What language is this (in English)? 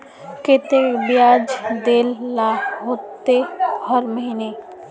Magahi